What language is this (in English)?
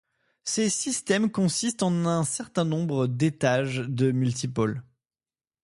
French